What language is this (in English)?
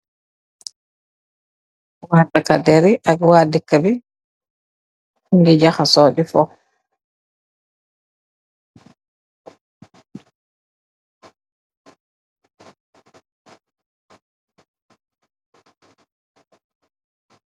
Wolof